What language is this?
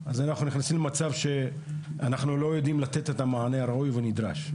Hebrew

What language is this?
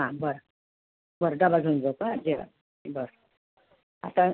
Marathi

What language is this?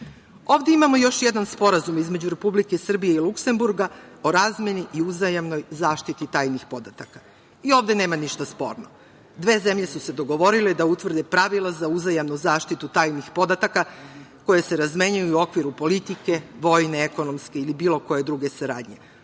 Serbian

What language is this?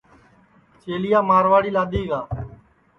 Sansi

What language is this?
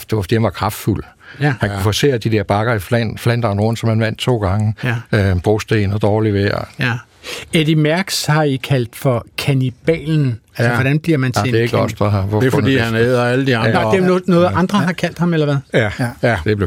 Danish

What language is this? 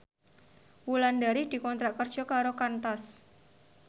Javanese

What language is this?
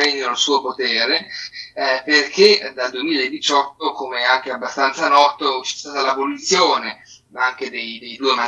Italian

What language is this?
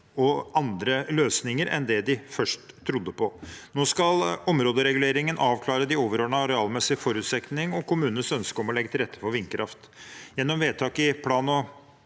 Norwegian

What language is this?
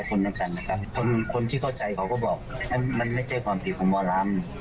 Thai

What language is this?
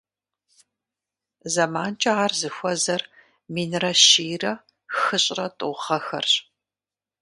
Kabardian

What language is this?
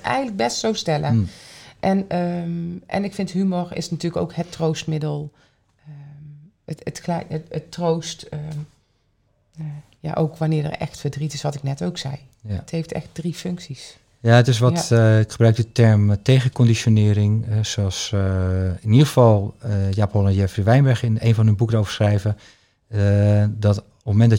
Dutch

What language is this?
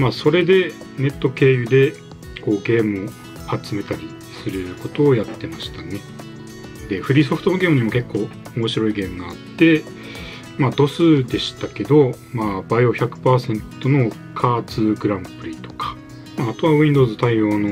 Japanese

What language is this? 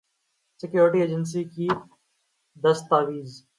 Urdu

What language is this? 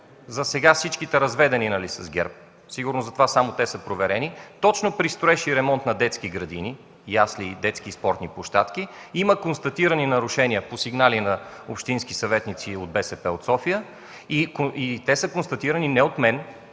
Bulgarian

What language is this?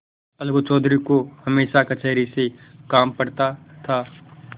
Hindi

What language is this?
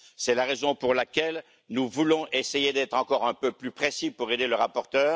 French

